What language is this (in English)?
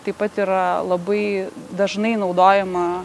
Lithuanian